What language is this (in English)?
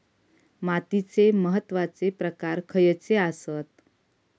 Marathi